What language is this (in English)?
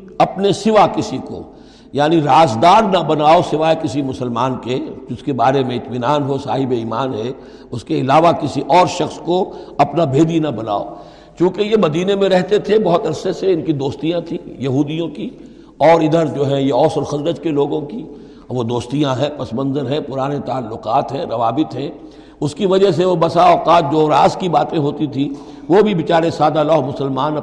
Urdu